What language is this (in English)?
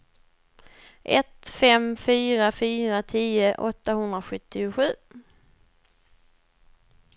Swedish